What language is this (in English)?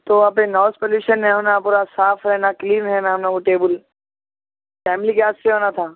Urdu